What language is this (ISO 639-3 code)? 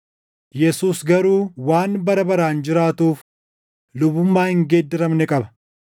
orm